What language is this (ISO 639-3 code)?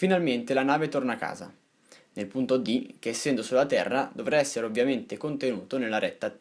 ita